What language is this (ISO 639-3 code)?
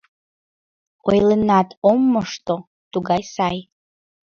chm